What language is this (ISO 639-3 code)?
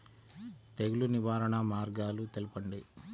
tel